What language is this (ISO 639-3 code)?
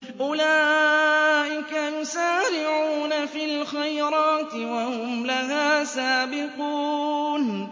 ara